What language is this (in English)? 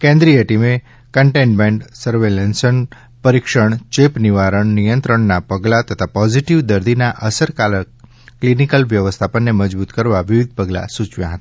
Gujarati